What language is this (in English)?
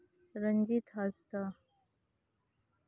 Santali